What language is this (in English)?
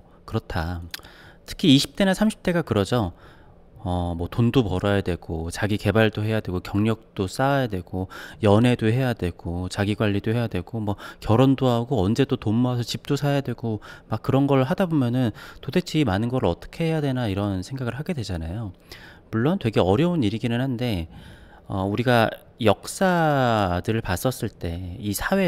Korean